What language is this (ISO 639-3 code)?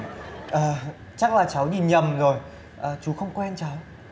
vie